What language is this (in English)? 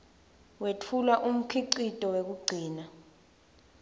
Swati